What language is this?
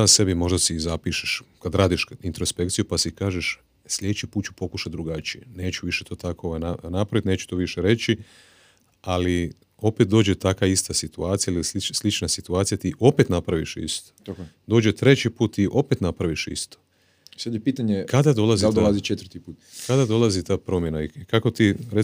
Croatian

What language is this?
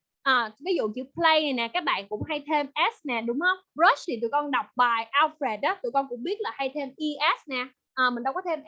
Vietnamese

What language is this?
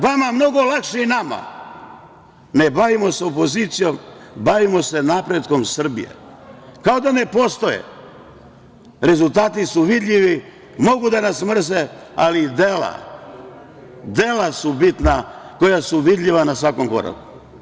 Serbian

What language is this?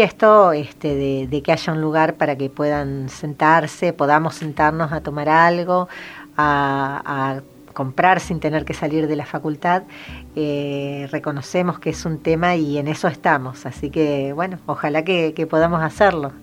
Spanish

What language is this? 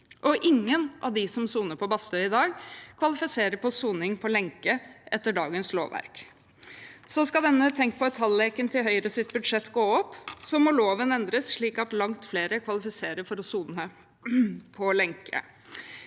Norwegian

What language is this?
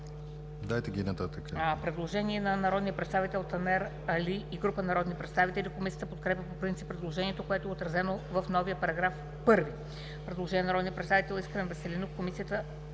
Bulgarian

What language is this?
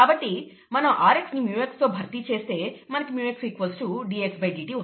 Telugu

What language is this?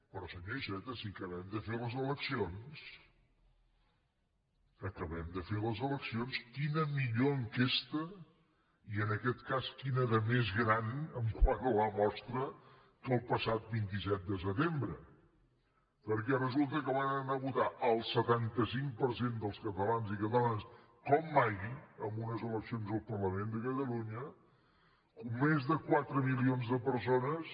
Catalan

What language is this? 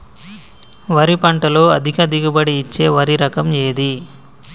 Telugu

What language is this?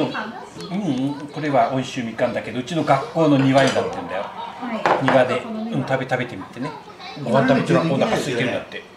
Japanese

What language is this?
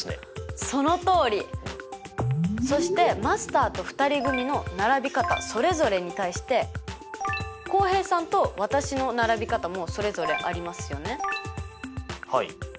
Japanese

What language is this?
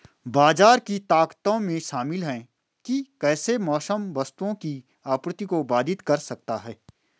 Hindi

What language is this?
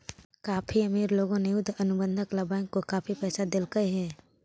Magahi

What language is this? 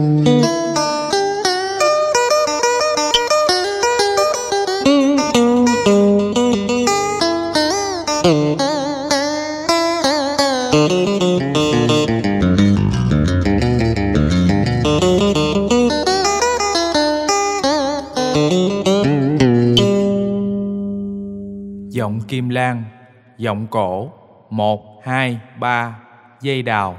Vietnamese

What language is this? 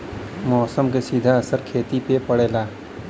Bhojpuri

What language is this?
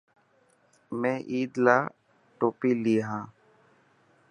Dhatki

